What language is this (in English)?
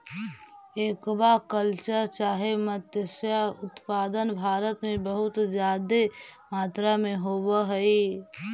Magahi